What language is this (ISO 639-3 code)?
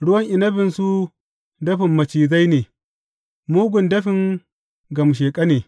hau